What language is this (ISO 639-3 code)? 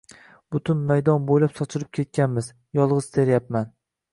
uzb